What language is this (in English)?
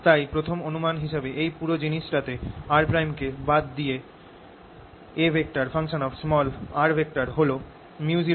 Bangla